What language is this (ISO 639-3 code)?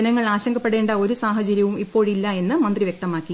mal